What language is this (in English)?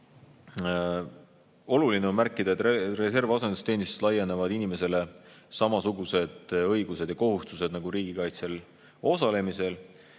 Estonian